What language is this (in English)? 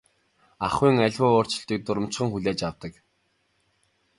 Mongolian